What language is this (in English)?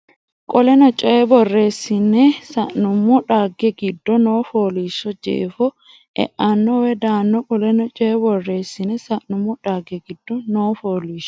Sidamo